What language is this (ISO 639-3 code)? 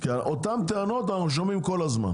heb